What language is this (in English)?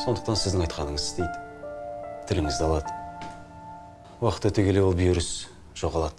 Turkish